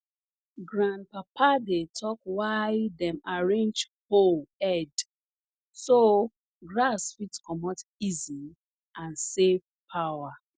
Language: Nigerian Pidgin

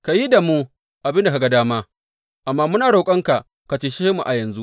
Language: Hausa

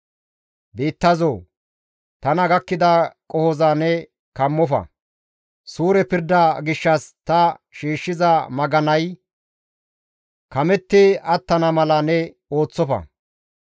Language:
Gamo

